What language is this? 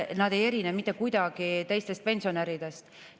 Estonian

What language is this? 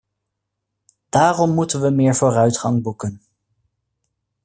Dutch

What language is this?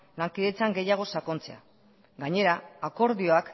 Basque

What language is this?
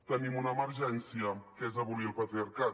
Catalan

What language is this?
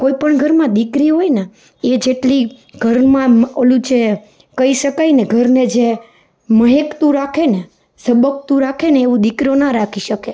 Gujarati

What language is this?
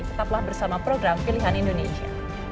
Indonesian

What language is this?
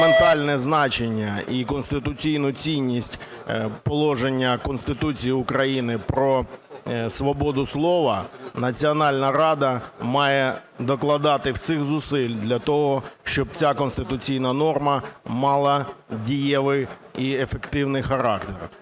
Ukrainian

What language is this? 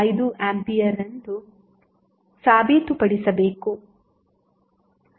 Kannada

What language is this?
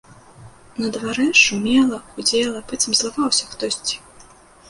Belarusian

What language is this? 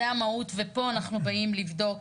Hebrew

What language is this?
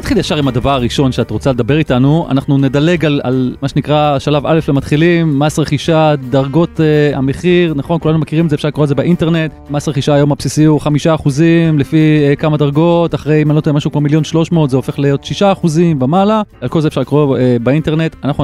Hebrew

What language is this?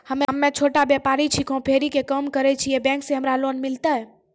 Maithili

